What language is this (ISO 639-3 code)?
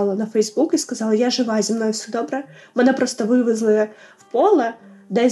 ukr